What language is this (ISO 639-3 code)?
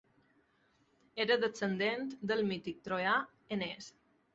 cat